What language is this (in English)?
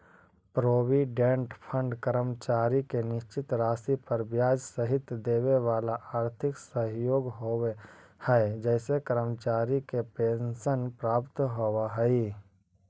Magahi